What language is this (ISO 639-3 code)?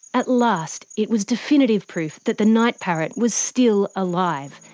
eng